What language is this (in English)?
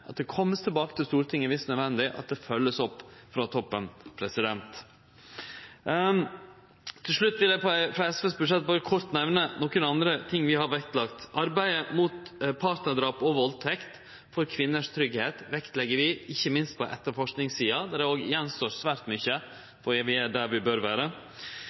Norwegian Nynorsk